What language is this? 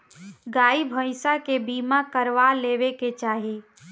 Bhojpuri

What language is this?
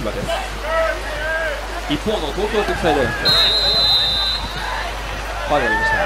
Japanese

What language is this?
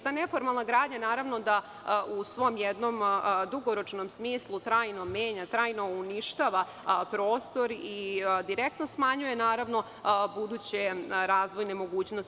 Serbian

